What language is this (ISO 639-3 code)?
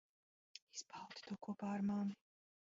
lav